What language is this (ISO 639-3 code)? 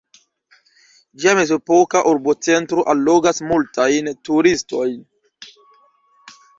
epo